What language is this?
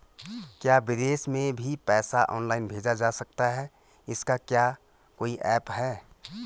Hindi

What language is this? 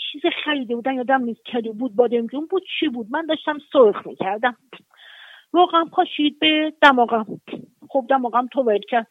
Persian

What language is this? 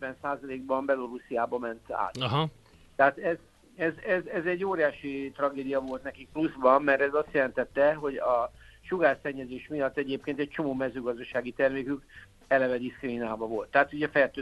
Hungarian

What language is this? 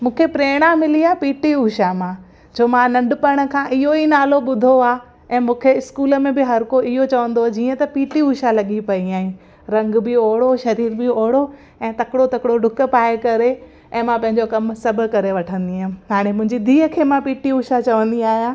Sindhi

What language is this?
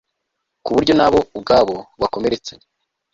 Kinyarwanda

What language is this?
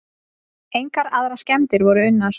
Icelandic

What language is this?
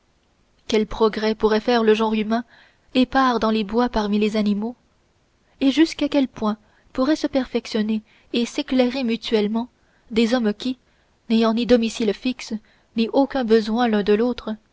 French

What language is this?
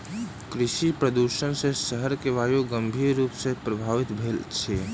Maithili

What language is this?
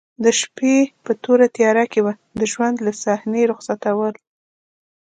Pashto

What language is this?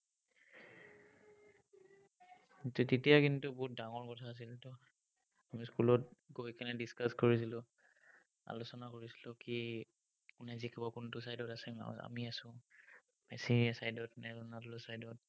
Assamese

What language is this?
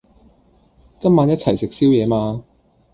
Cantonese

